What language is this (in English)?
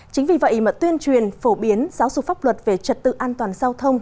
Vietnamese